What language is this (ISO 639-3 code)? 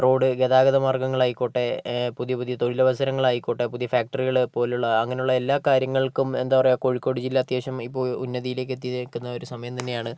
mal